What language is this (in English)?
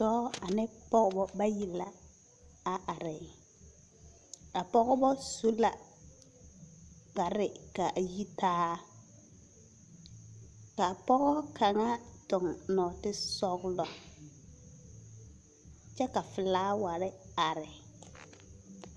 Southern Dagaare